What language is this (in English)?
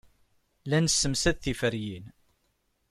Kabyle